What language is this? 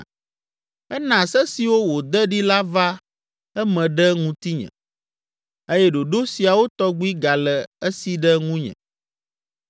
Ewe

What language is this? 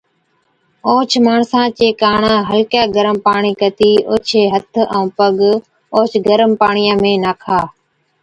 Od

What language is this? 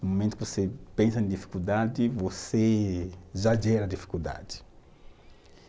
Portuguese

